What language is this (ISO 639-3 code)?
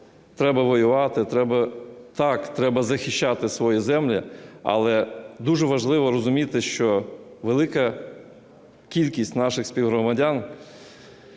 ukr